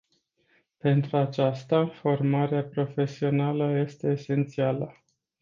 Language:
Romanian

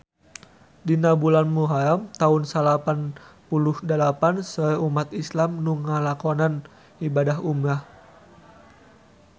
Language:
Sundanese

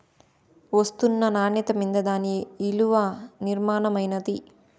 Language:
Telugu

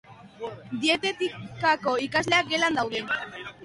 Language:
Basque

